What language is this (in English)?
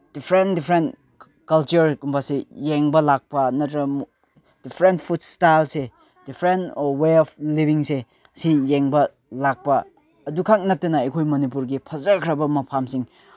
Manipuri